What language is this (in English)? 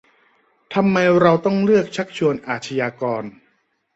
Thai